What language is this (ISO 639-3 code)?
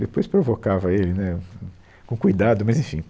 por